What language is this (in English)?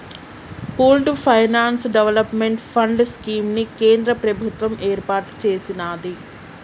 Telugu